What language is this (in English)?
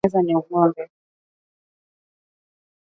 Swahili